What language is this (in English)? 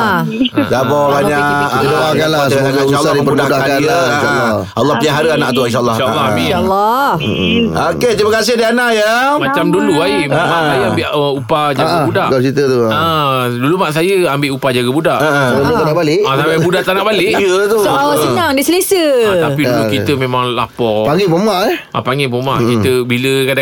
Malay